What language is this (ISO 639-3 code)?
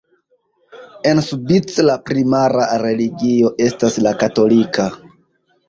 epo